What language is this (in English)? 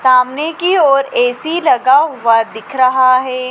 Hindi